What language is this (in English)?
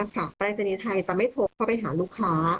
Thai